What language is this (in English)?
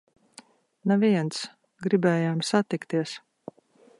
Latvian